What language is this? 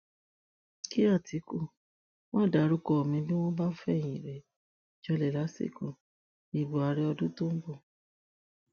Yoruba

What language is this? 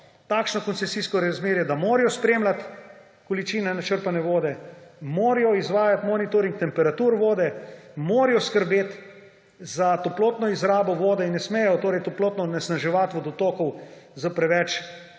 Slovenian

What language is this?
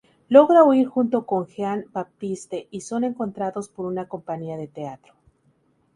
Spanish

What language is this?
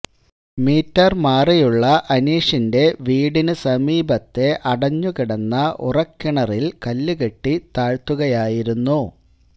Malayalam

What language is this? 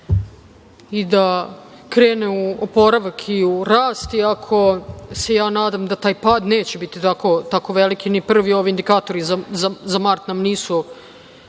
Serbian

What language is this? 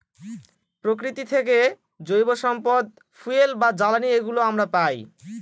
Bangla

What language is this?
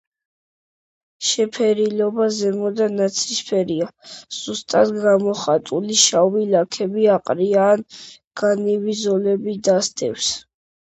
Georgian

